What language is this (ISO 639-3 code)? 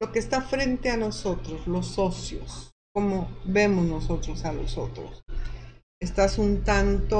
spa